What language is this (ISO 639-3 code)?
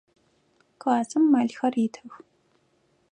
ady